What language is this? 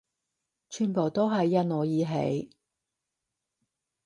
Cantonese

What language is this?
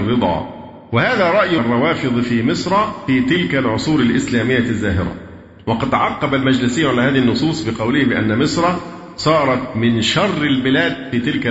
Arabic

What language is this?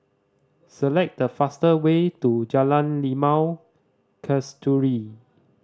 English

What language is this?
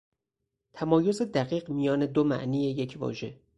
Persian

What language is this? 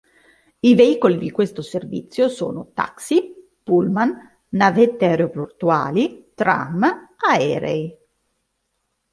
Italian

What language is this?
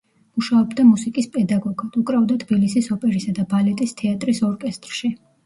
Georgian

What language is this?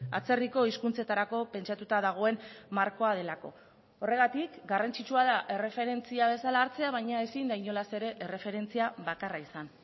Basque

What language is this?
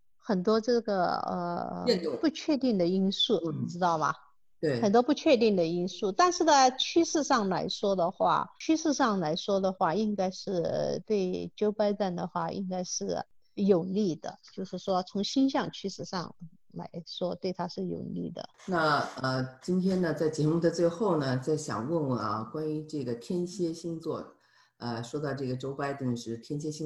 Chinese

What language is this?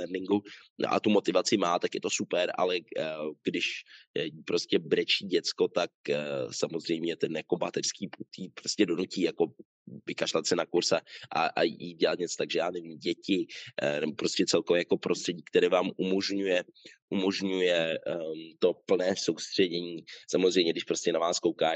Czech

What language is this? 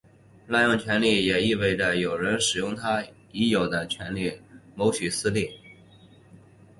Chinese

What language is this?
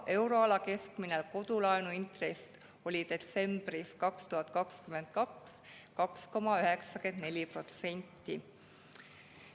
Estonian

